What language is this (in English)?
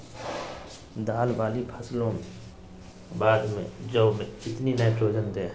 Magahi